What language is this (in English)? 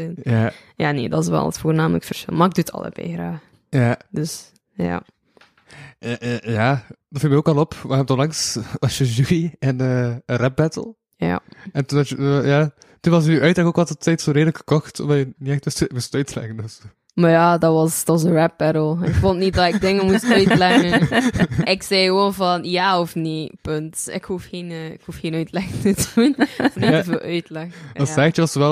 Dutch